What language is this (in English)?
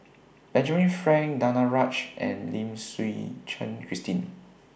English